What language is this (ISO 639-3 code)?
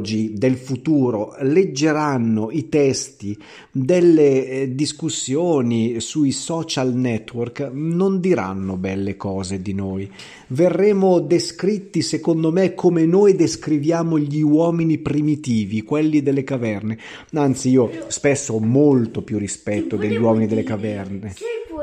ita